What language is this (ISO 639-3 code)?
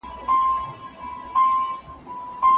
pus